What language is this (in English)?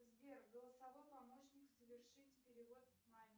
Russian